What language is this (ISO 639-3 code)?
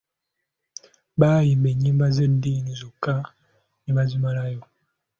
lug